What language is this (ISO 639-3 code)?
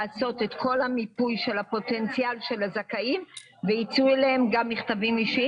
heb